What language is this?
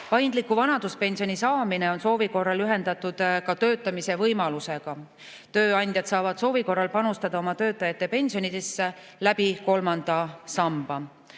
Estonian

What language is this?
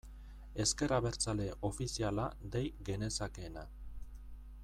Basque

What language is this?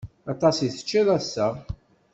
Kabyle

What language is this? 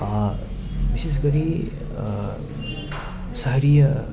Nepali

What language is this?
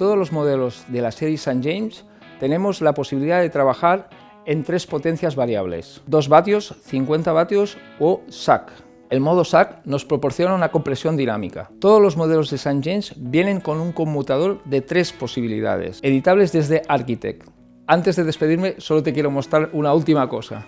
Spanish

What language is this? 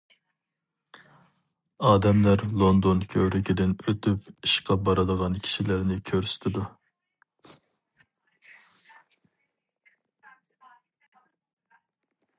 Uyghur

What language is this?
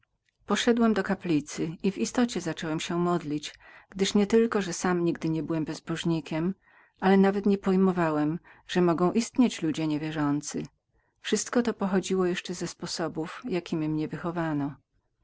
Polish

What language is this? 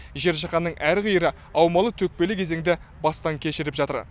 Kazakh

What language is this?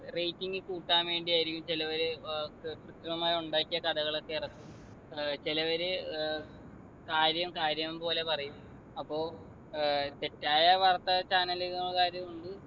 Malayalam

